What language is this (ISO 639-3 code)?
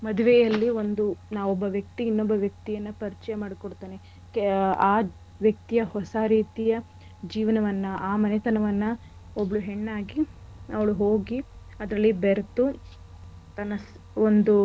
kan